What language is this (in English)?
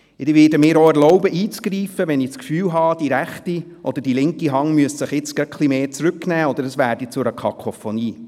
Swiss German